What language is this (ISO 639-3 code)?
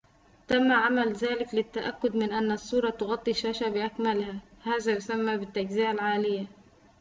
ara